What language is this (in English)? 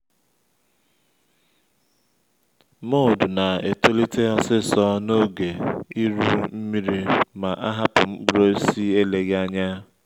Igbo